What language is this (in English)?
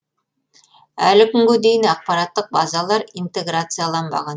Kazakh